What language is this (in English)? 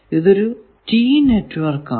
Malayalam